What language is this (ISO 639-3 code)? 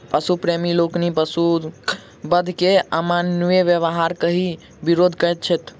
mai